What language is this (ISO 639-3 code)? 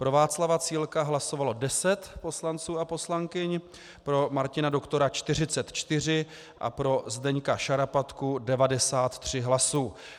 ces